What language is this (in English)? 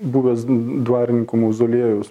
Lithuanian